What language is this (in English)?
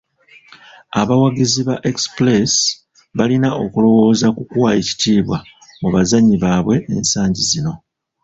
Ganda